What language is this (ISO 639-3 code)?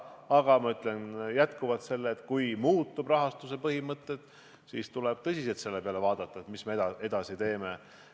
est